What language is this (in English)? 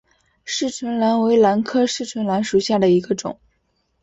Chinese